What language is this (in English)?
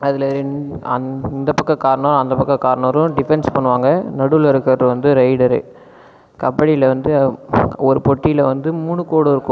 Tamil